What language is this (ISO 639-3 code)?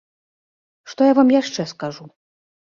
bel